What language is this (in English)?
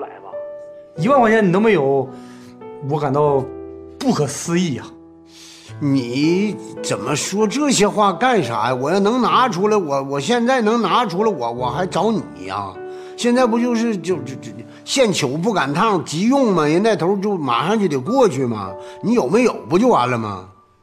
Chinese